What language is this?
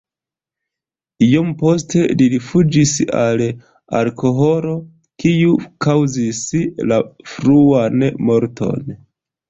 Esperanto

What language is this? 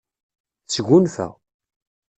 Kabyle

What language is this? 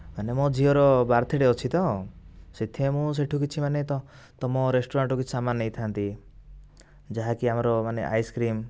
Odia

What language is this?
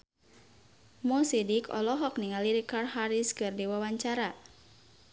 Sundanese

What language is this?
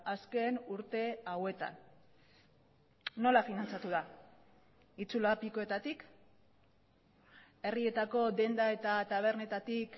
Basque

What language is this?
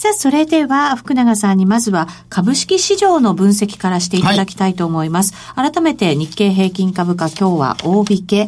Japanese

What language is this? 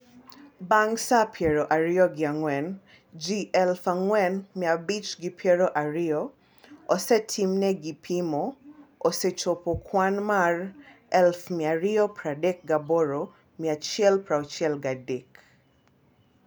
Luo (Kenya and Tanzania)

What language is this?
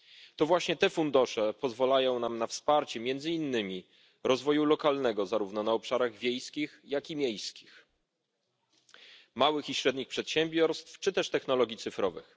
Polish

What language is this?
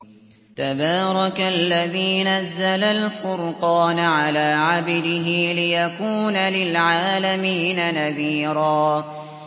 Arabic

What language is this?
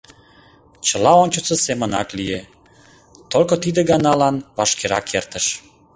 Mari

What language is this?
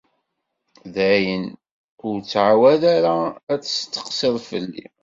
Kabyle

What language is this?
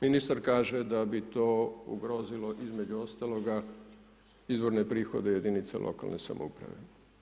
Croatian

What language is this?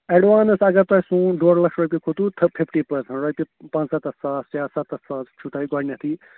Kashmiri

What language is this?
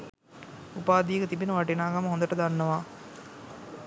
Sinhala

